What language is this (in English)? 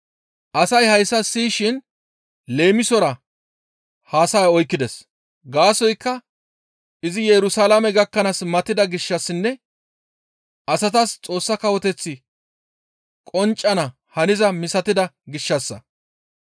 Gamo